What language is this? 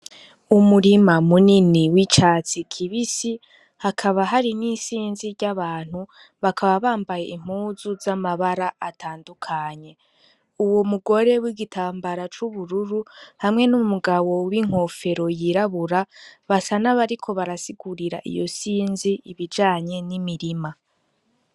Rundi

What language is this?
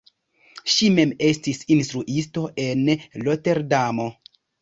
Esperanto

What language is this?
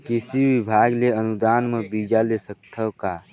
Chhattisgarhi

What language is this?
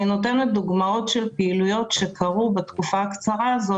Hebrew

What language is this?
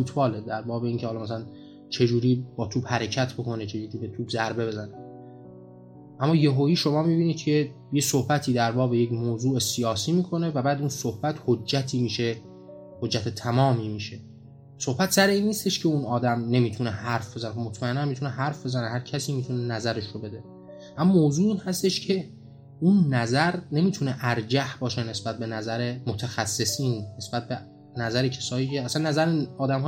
Persian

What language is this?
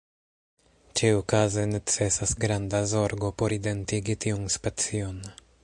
Esperanto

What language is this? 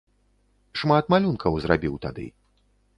Belarusian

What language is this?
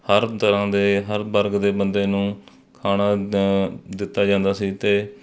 Punjabi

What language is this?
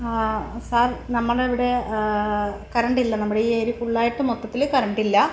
Malayalam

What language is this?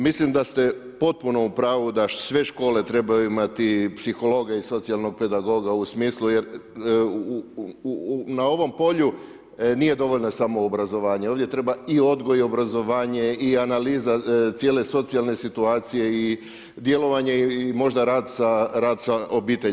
Croatian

